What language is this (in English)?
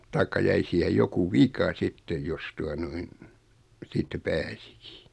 Finnish